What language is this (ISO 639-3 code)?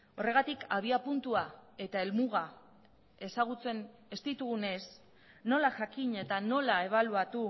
eus